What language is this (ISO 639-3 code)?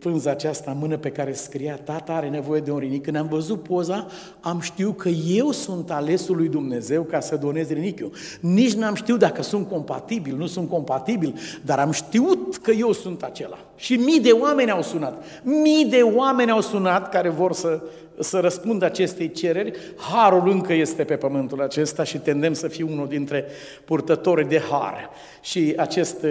ron